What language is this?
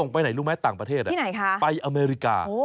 Thai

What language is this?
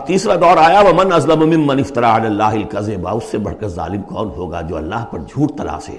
Urdu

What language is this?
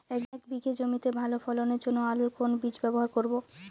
Bangla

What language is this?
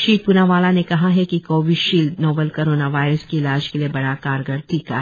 Hindi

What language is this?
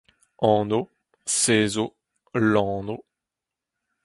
Breton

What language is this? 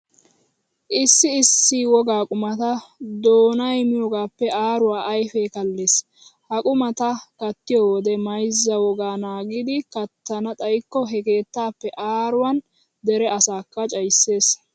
Wolaytta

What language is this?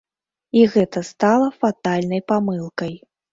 Belarusian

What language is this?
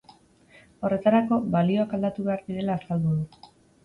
Basque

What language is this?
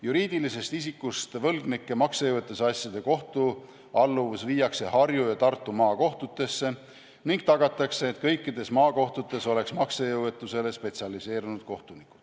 Estonian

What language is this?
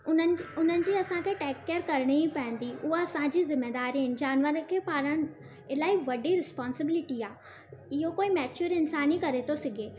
Sindhi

